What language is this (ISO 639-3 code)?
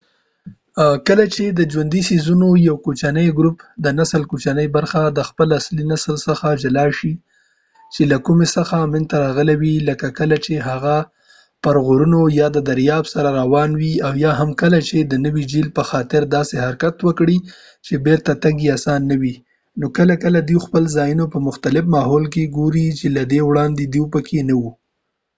pus